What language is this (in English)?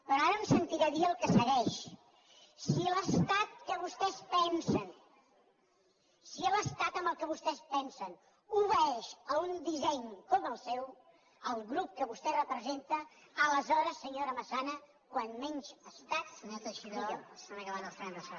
Catalan